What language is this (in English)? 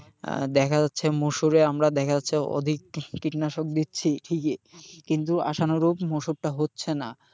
Bangla